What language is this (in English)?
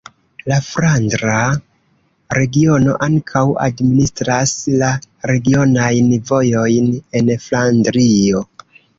Esperanto